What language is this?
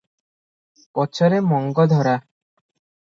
Odia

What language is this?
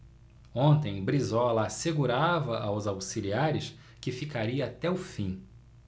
Portuguese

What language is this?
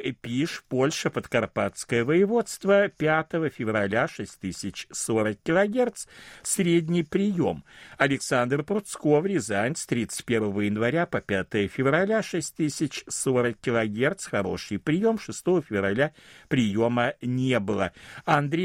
Russian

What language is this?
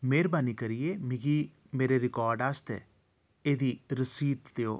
Dogri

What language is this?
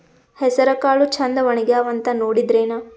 Kannada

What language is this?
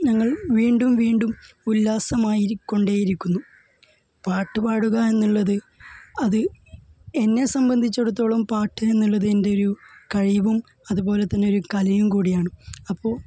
Malayalam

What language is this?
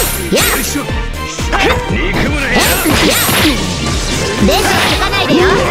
Japanese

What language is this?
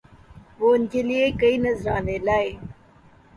Urdu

